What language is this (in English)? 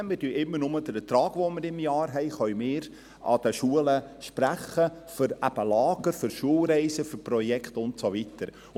Swiss German